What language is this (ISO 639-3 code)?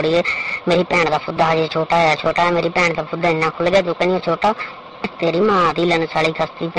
pan